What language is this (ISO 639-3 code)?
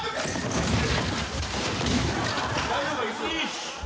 jpn